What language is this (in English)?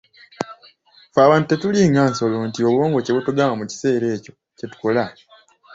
Ganda